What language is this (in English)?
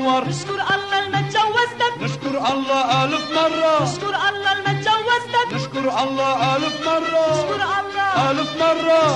Arabic